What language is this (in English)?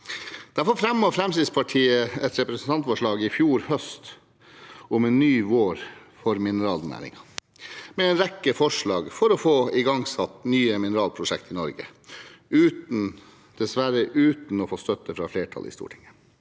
Norwegian